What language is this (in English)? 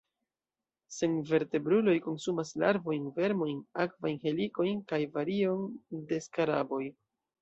Esperanto